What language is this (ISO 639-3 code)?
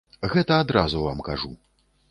bel